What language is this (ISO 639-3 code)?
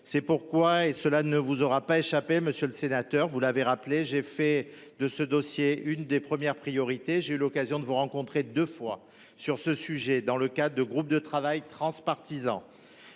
fra